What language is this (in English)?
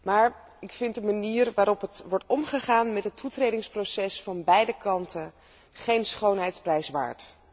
Dutch